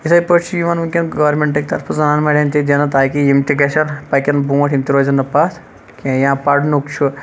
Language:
Kashmiri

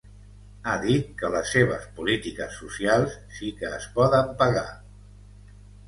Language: Catalan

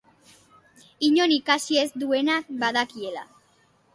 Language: Basque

